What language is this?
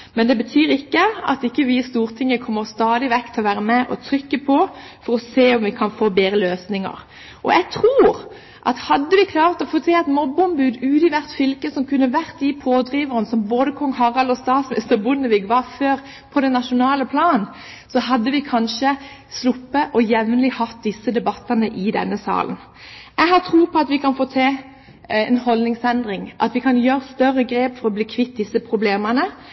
Norwegian Bokmål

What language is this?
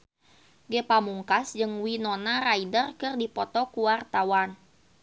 Sundanese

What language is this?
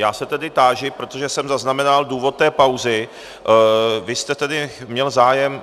Czech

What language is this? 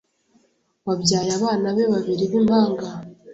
Kinyarwanda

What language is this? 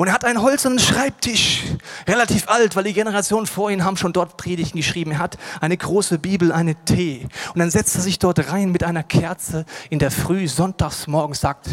German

